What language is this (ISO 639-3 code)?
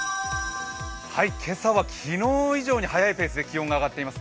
jpn